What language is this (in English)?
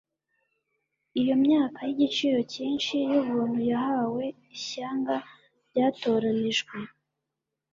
Kinyarwanda